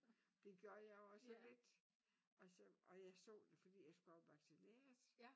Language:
Danish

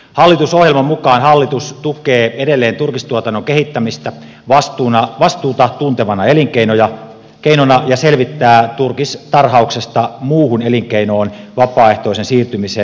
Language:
Finnish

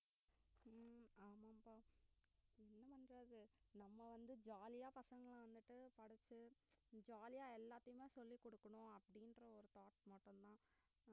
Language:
Tamil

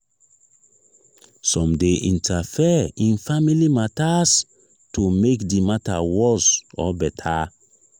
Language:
Nigerian Pidgin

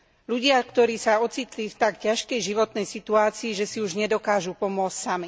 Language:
Slovak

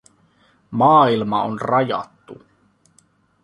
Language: Finnish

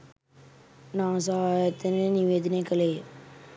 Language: Sinhala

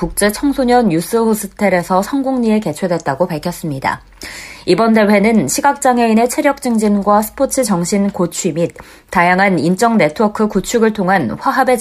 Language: Korean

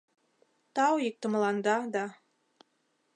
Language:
Mari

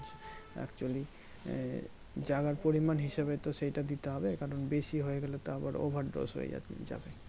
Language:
Bangla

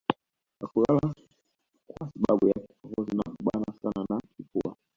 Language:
Swahili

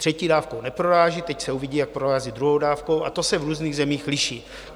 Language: Czech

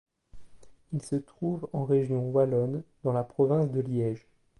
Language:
French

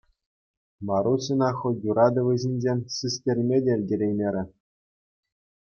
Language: Chuvash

